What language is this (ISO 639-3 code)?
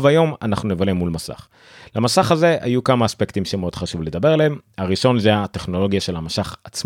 heb